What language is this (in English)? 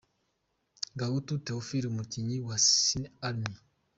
Kinyarwanda